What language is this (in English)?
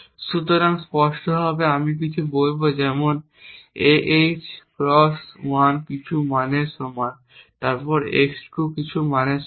Bangla